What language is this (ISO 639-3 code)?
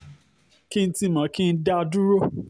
yor